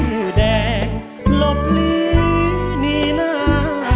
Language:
Thai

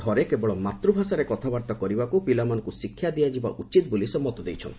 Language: Odia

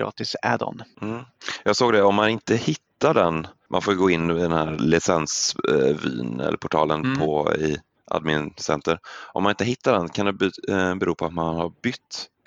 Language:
Swedish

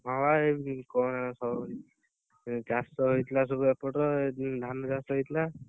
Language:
Odia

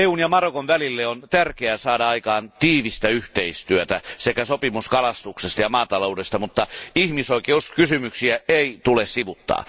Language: Finnish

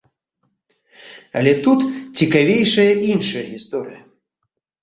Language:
Belarusian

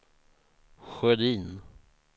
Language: Swedish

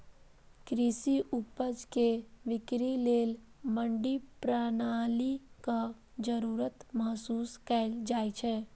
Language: Maithili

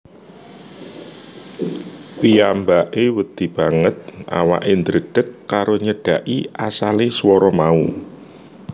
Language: Javanese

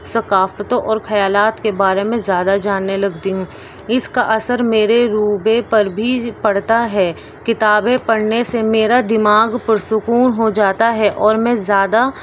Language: Urdu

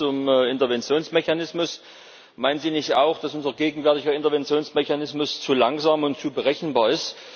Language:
German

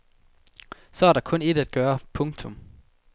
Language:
Danish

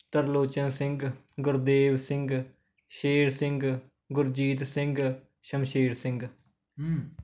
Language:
Punjabi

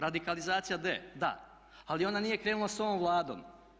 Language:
Croatian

